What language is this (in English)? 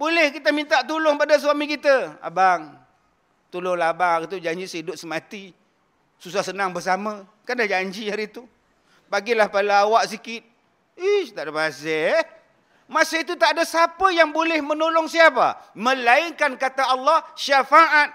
Malay